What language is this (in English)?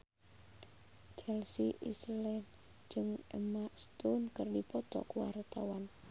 Sundanese